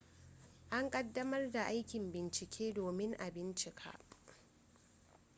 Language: Hausa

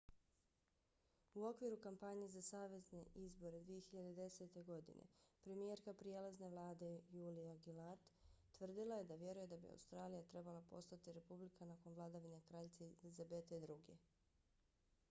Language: Bosnian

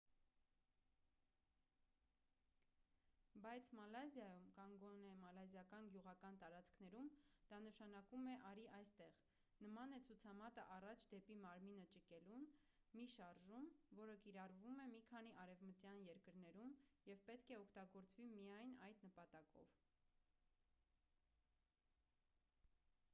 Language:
Armenian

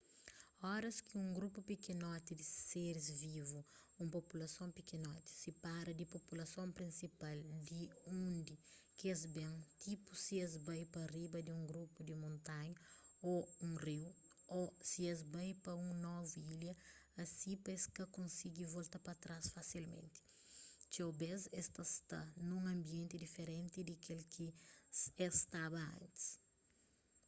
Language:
Kabuverdianu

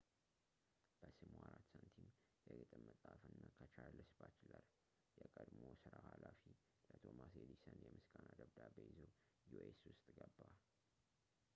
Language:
Amharic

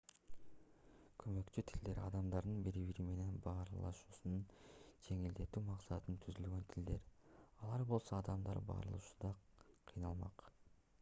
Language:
Kyrgyz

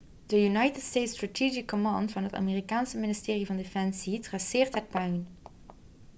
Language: Dutch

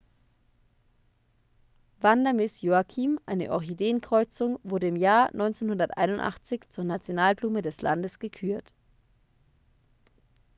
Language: German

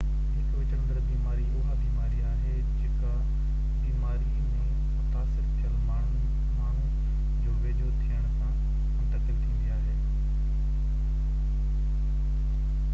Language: Sindhi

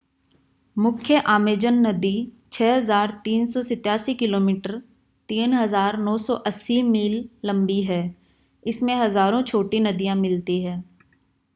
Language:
Hindi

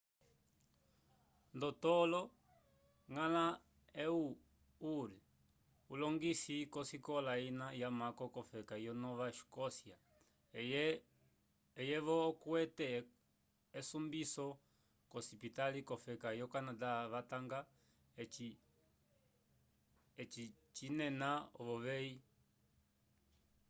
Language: Umbundu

